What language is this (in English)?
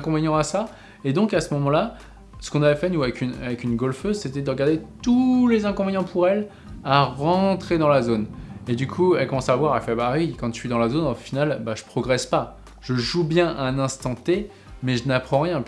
French